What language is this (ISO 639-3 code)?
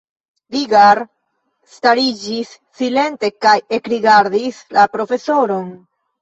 epo